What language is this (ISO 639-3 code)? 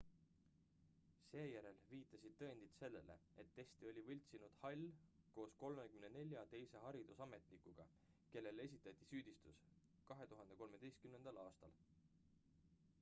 est